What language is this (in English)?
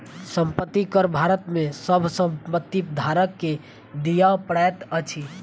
Maithili